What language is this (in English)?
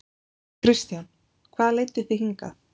Icelandic